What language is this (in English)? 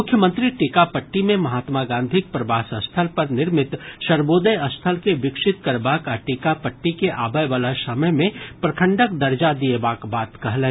Maithili